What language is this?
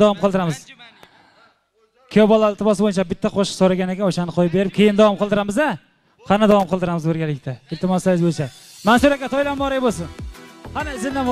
Turkish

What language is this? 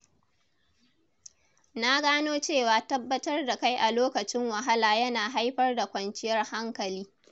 Hausa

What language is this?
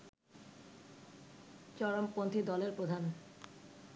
Bangla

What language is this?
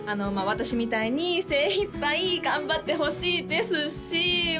Japanese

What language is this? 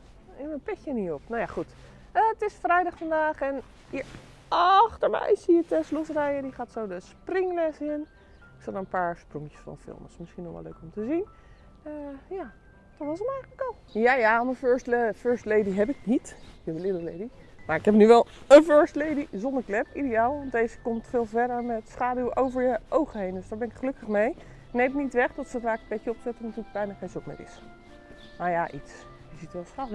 Dutch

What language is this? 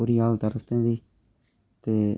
Dogri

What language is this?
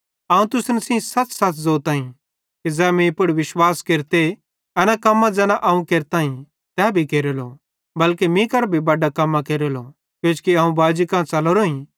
Bhadrawahi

